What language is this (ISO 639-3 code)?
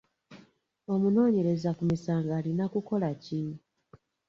lug